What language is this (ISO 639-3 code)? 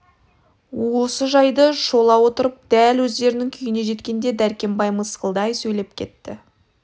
kaz